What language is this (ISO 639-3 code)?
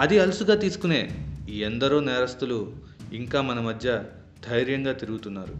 tel